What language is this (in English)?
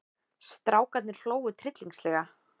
Icelandic